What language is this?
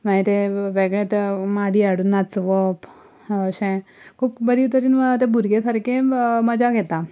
Konkani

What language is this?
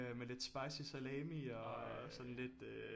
Danish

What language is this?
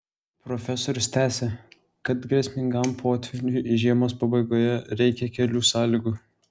Lithuanian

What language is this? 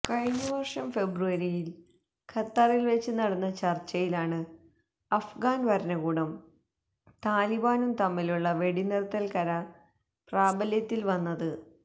Malayalam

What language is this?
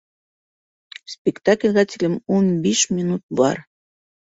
Bashkir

